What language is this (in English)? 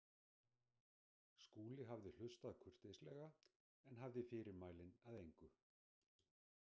Icelandic